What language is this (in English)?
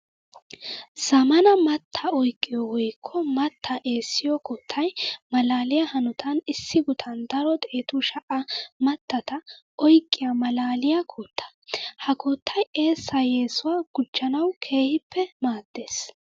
Wolaytta